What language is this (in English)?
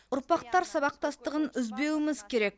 Kazakh